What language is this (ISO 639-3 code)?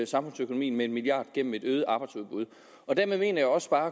dan